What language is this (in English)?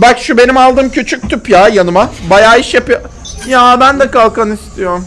Turkish